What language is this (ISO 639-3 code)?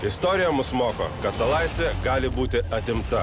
lit